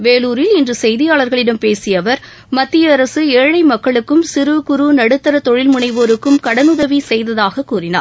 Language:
Tamil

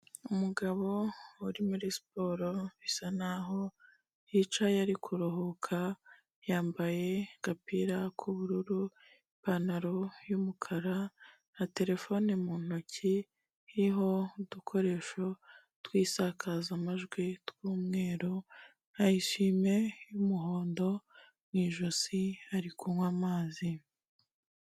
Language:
Kinyarwanda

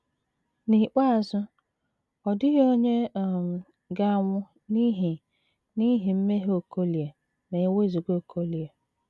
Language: Igbo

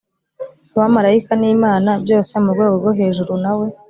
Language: Kinyarwanda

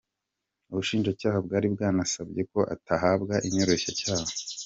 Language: Kinyarwanda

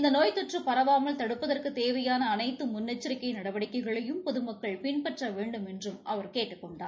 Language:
Tamil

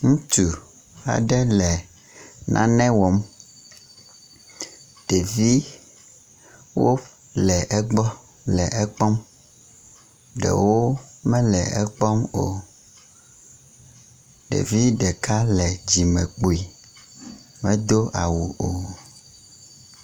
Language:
Ewe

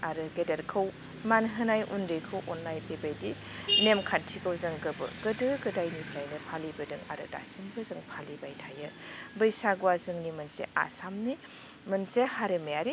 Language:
Bodo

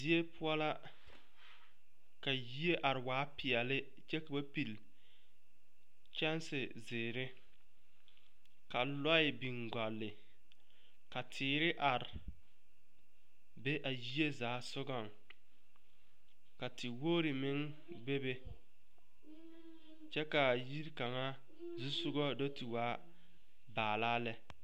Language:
Southern Dagaare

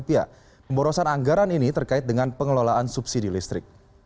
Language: Indonesian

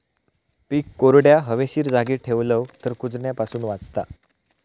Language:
Marathi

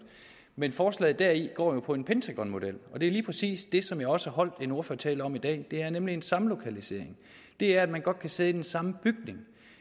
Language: Danish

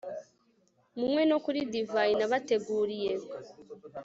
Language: Kinyarwanda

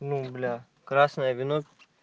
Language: Russian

